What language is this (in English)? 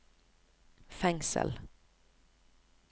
Norwegian